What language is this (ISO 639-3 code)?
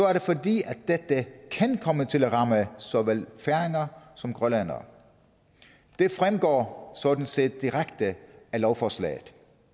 dan